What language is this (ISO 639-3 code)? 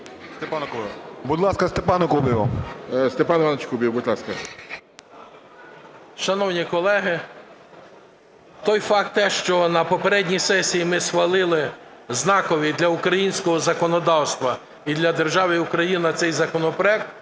ukr